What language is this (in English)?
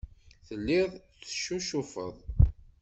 Kabyle